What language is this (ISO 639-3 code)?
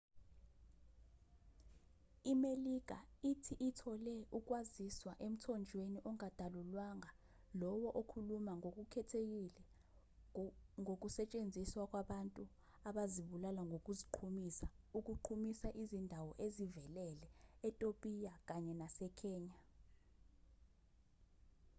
zul